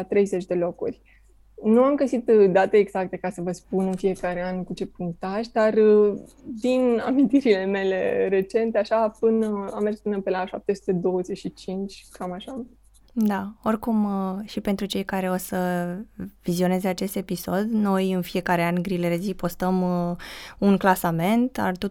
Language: Romanian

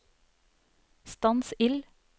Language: Norwegian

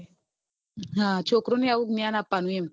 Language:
Gujarati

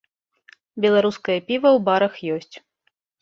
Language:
Belarusian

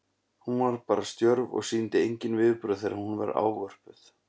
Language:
Icelandic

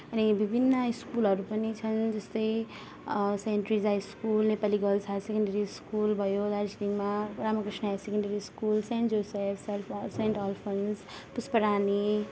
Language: Nepali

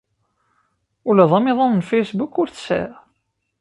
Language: Kabyle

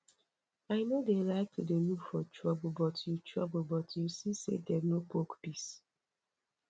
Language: Nigerian Pidgin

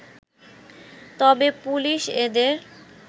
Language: Bangla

